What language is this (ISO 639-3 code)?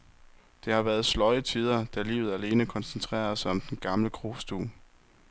dan